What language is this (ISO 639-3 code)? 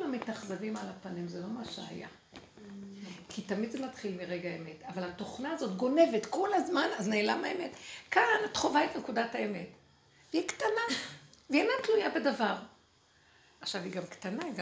heb